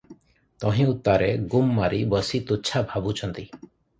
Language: Odia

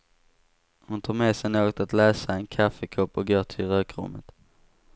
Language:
Swedish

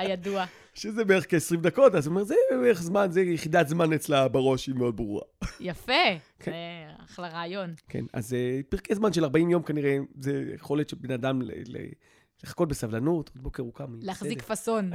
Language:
Hebrew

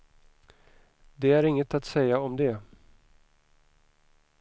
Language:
Swedish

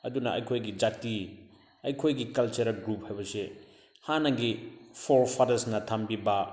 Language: Manipuri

